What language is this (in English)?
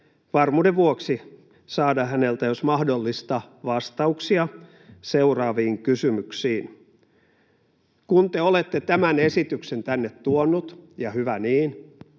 Finnish